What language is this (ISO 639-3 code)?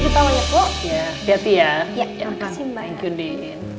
ind